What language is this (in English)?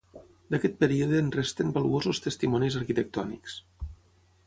Catalan